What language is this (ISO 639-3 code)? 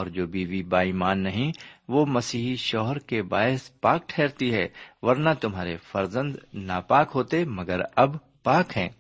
urd